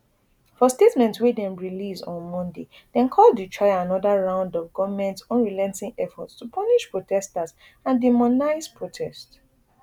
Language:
Nigerian Pidgin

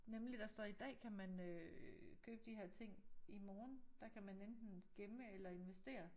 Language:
Danish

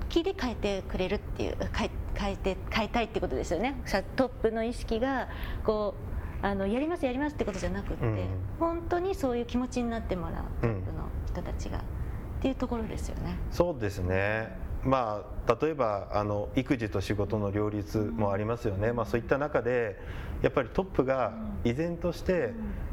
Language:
Japanese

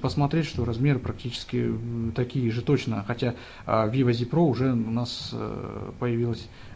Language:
Russian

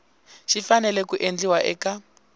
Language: Tsonga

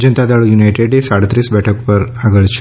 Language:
Gujarati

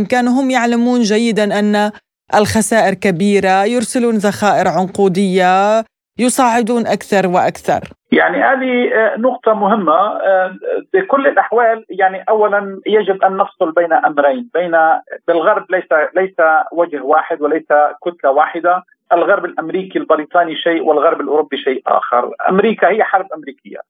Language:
Arabic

